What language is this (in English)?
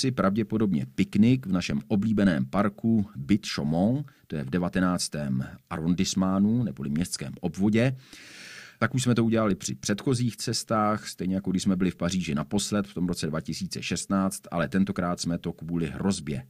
Czech